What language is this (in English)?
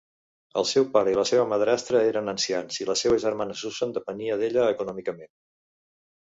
Catalan